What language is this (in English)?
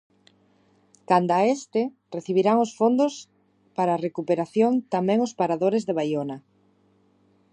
Galician